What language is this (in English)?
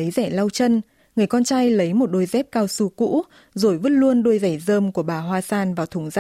Vietnamese